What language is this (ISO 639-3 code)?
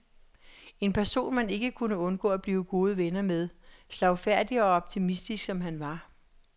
dan